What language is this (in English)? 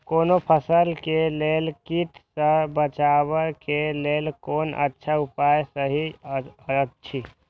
Maithili